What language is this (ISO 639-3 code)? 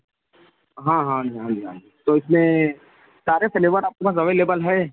urd